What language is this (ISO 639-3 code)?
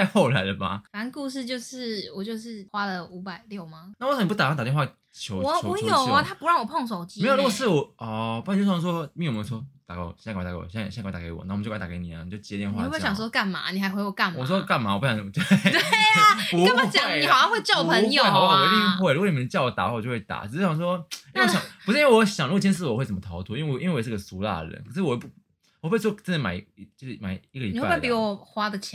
zho